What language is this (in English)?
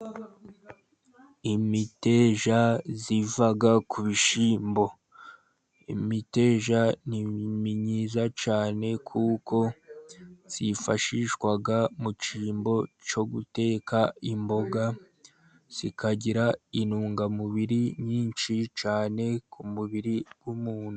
Kinyarwanda